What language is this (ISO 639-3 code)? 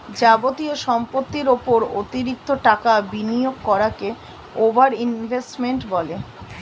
ben